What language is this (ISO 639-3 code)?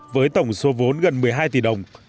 vie